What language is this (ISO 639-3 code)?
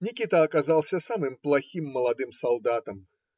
rus